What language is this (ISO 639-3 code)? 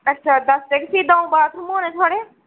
doi